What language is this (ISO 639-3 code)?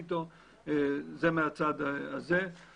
heb